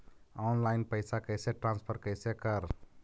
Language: Magahi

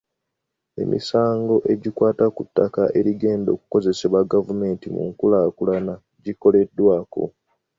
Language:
Ganda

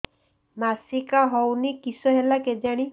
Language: Odia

